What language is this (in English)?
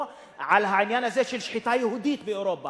Hebrew